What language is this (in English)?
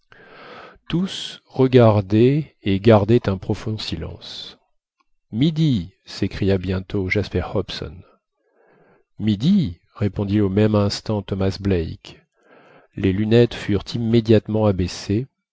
French